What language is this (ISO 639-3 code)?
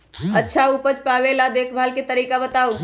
mag